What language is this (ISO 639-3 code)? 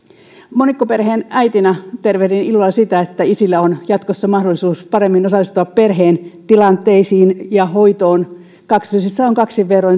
fin